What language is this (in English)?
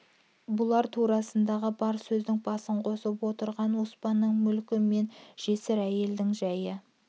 Kazakh